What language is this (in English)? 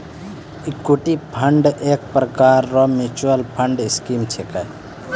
Maithili